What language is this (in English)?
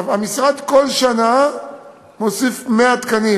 Hebrew